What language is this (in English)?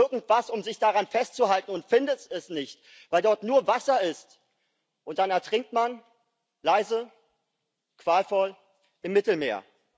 German